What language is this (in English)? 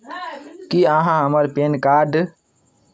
Maithili